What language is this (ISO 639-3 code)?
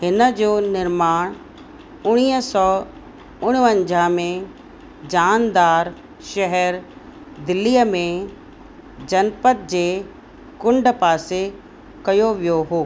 snd